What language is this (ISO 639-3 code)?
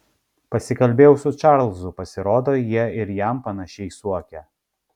lit